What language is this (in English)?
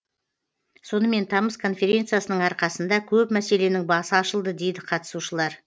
Kazakh